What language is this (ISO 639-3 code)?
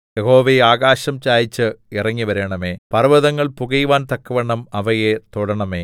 mal